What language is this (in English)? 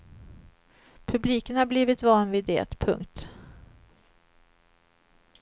Swedish